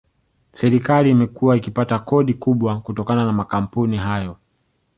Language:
Swahili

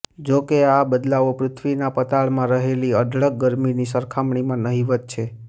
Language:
Gujarati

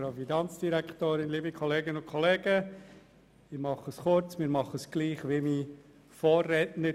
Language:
Swiss German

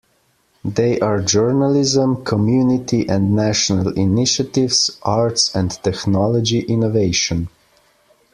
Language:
English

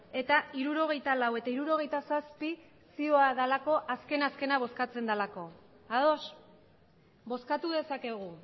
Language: Basque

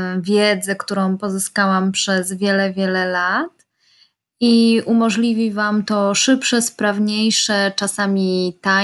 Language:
Polish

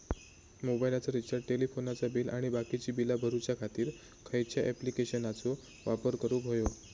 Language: Marathi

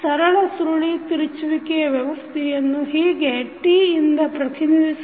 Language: Kannada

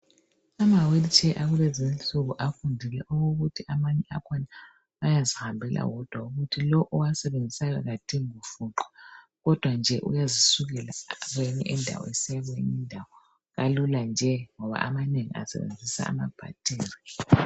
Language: North Ndebele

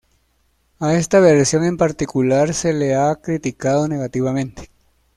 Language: Spanish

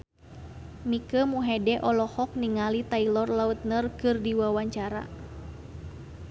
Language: Sundanese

